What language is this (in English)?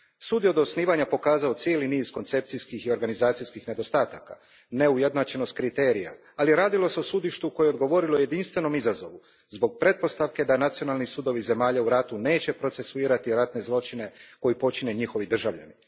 Croatian